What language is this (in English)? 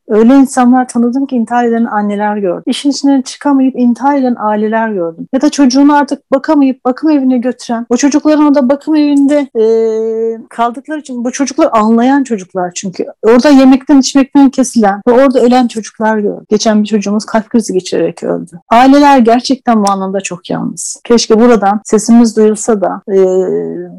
Turkish